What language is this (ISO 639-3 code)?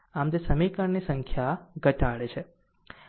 guj